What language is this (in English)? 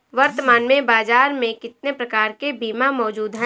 Hindi